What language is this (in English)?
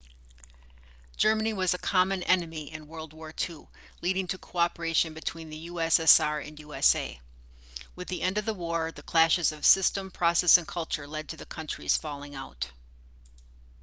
English